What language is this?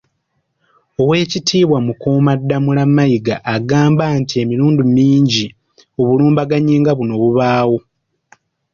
Ganda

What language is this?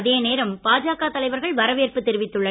Tamil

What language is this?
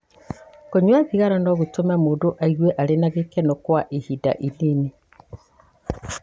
Kikuyu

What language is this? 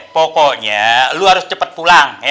Indonesian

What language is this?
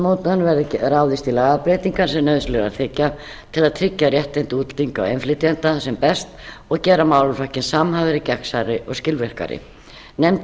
Icelandic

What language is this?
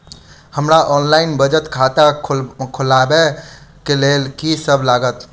Maithili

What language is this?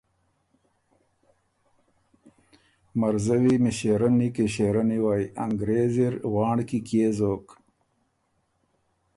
Ormuri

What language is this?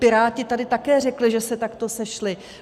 Czech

